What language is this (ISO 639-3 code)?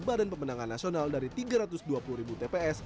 ind